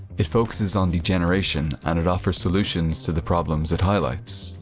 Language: English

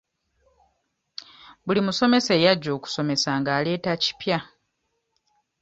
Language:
Ganda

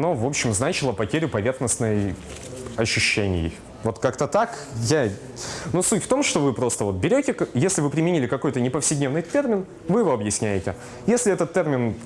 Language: Russian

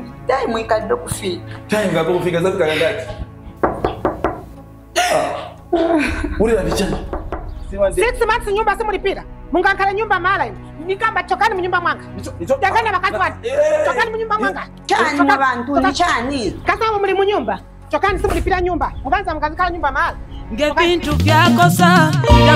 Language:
Romanian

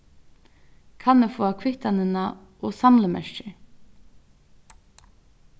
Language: Faroese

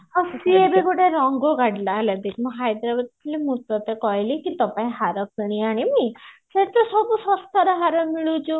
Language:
Odia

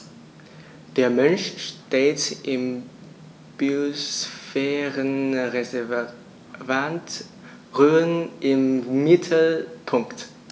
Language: German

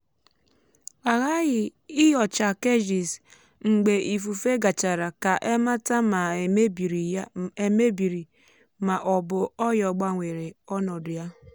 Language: Igbo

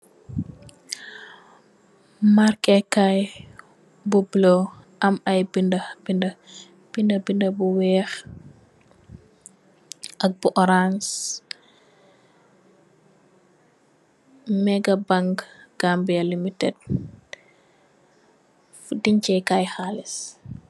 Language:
Wolof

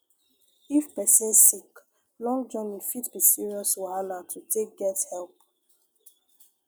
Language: Nigerian Pidgin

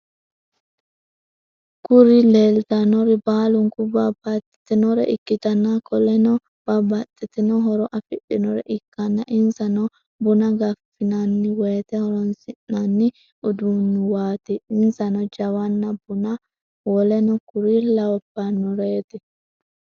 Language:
Sidamo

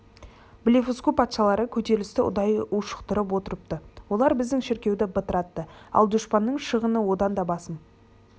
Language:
Kazakh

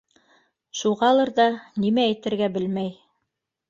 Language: Bashkir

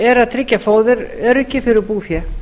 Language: Icelandic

